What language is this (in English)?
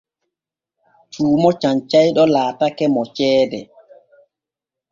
Borgu Fulfulde